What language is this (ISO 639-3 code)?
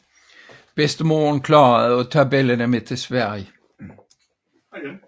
dan